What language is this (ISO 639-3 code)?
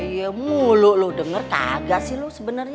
ind